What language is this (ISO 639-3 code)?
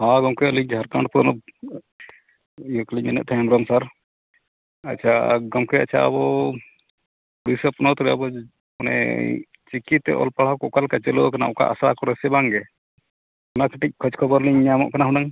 sat